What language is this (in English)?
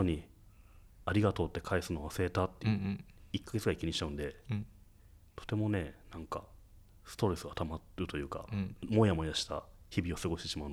Japanese